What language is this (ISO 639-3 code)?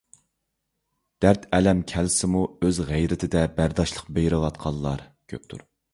uig